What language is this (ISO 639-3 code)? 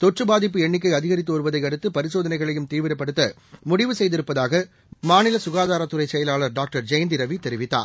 tam